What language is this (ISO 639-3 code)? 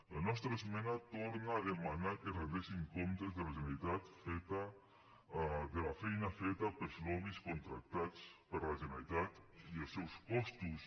cat